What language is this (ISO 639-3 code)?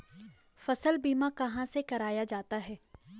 hin